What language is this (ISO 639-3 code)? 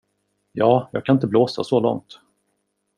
swe